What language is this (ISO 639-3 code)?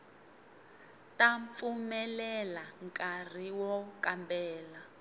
tso